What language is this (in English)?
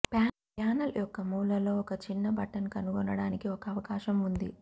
Telugu